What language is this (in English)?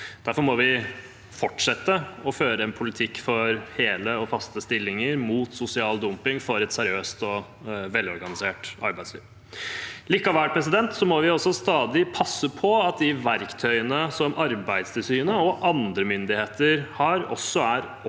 Norwegian